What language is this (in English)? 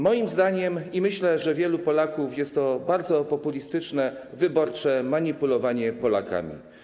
Polish